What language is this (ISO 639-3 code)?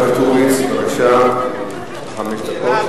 heb